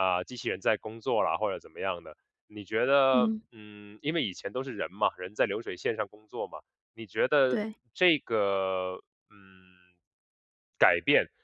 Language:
Chinese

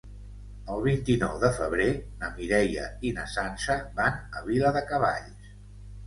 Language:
Catalan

